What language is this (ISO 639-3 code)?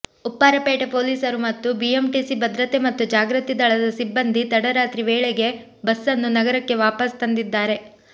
kan